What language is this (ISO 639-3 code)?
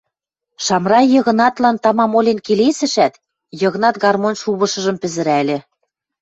mrj